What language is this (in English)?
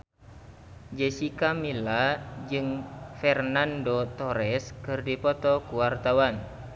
Sundanese